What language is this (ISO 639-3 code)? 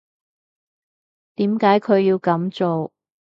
yue